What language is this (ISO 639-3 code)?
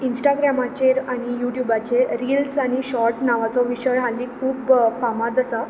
kok